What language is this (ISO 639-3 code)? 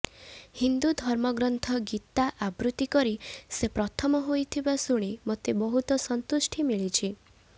ori